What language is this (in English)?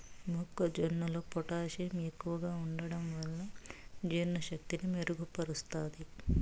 Telugu